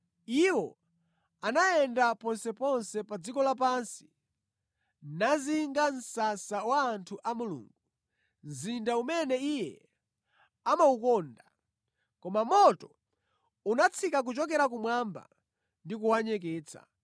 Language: Nyanja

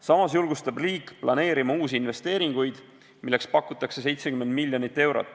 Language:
Estonian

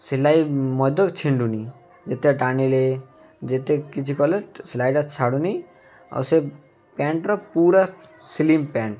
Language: Odia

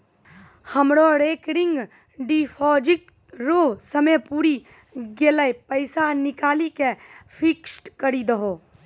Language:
Maithili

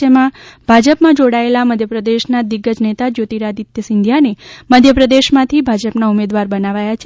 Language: Gujarati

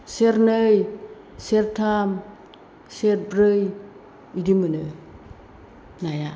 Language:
Bodo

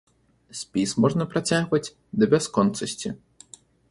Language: Belarusian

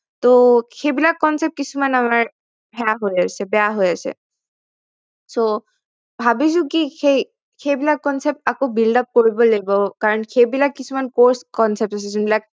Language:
Assamese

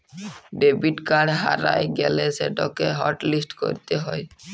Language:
Bangla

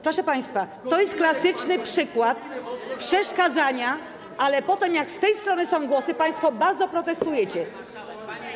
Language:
Polish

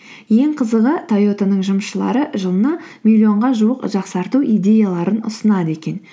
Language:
Kazakh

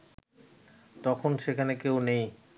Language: Bangla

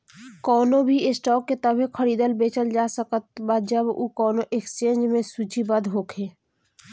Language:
Bhojpuri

